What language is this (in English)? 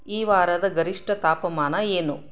Kannada